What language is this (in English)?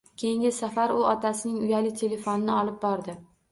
Uzbek